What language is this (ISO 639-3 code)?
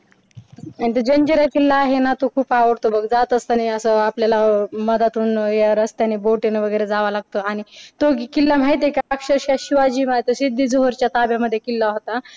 mar